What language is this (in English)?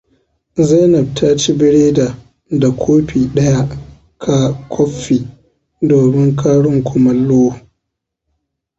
Hausa